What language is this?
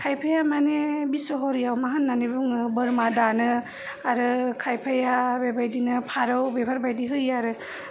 Bodo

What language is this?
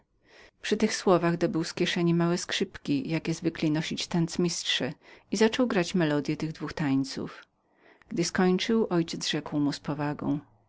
Polish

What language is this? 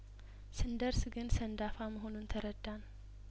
Amharic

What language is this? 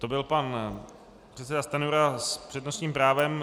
Czech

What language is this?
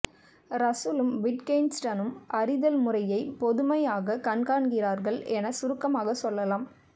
Tamil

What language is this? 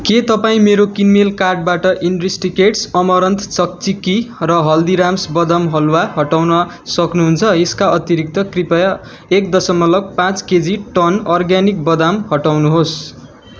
Nepali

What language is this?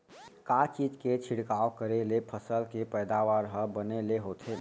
Chhattisgarhi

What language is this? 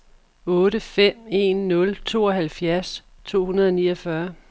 Danish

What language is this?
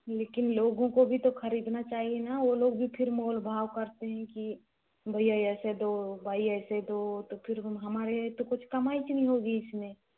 Hindi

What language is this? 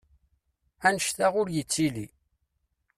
Kabyle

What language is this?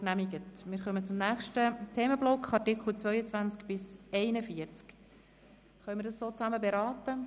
Swiss German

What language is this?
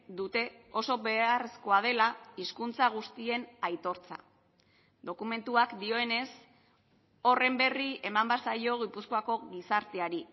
Basque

